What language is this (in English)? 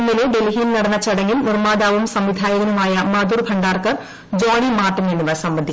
Malayalam